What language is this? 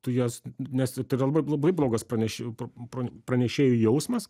Lithuanian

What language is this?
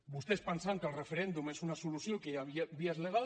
Catalan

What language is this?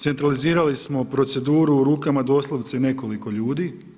Croatian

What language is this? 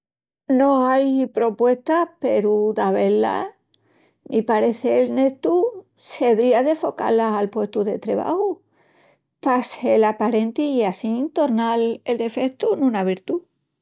Extremaduran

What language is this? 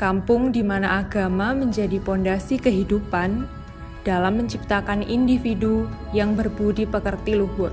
Indonesian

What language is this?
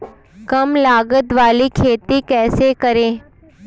Hindi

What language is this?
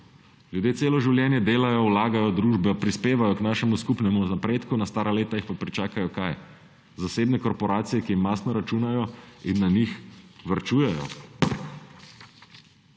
Slovenian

